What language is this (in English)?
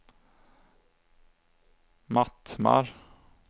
Swedish